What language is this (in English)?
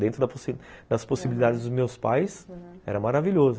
Portuguese